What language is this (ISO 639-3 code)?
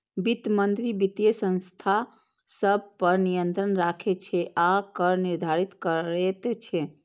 mai